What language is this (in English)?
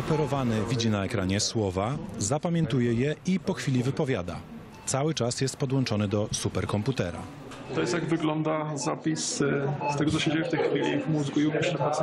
Polish